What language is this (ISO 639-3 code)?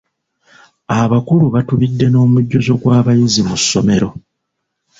lug